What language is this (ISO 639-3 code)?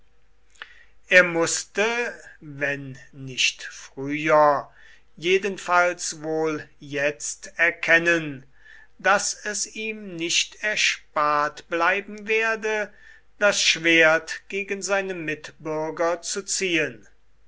deu